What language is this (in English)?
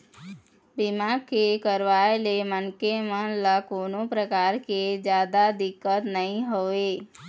Chhattisgarhi